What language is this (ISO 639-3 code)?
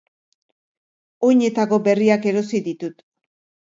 eus